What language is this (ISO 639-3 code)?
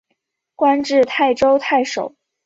zho